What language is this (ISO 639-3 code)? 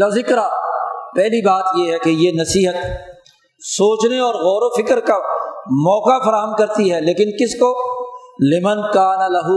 urd